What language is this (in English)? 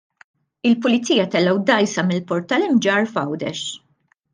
Maltese